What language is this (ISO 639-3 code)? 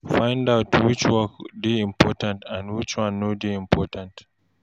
pcm